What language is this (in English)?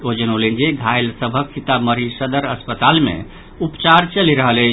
Maithili